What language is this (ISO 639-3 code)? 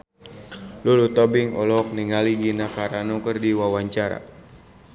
sun